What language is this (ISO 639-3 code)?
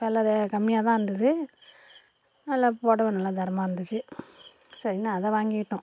tam